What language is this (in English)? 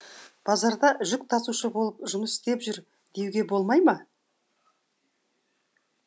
Kazakh